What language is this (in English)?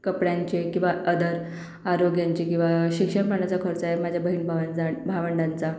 Marathi